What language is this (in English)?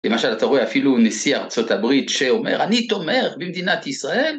Hebrew